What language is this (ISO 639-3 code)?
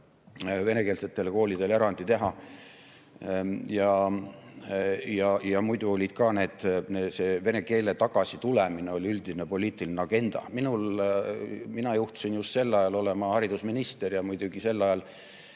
est